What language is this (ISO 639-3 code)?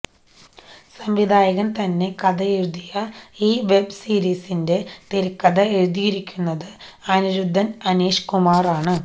mal